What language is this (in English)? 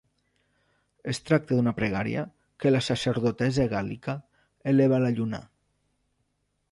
Catalan